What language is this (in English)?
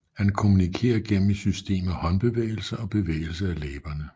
Danish